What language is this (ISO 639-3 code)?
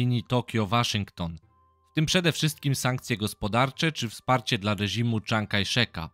pol